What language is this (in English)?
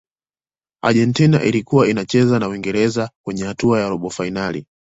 Swahili